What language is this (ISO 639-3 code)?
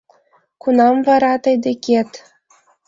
chm